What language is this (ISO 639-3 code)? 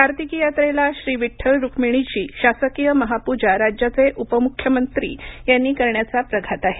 mar